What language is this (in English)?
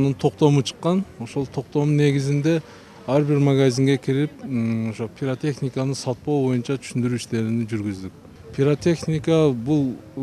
Turkish